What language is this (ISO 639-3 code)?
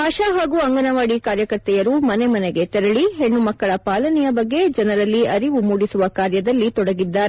kan